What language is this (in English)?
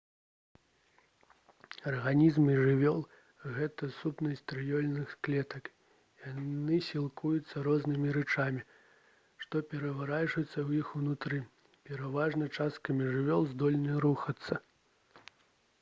Belarusian